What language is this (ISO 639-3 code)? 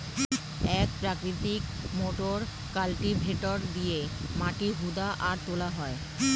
ben